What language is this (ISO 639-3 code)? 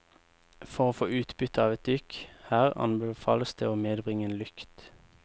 nor